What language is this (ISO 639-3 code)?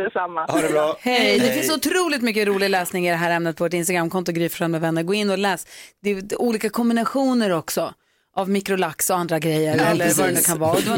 swe